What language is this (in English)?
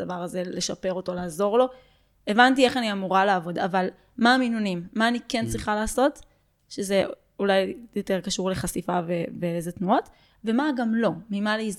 Hebrew